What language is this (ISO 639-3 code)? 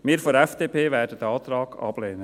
gsw